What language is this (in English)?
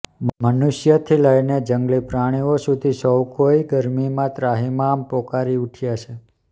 Gujarati